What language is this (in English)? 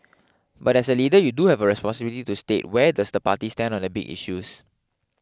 English